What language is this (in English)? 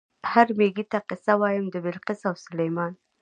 Pashto